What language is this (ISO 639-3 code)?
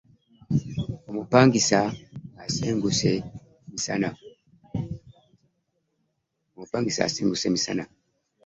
lug